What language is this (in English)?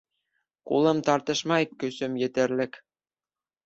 Bashkir